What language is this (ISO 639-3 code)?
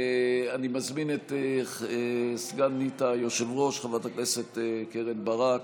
heb